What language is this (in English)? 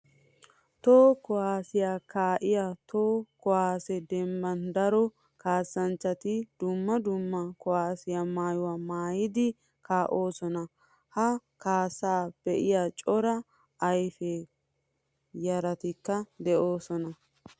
Wolaytta